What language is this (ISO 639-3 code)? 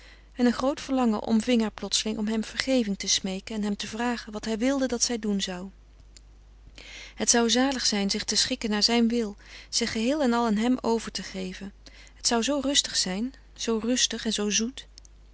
nld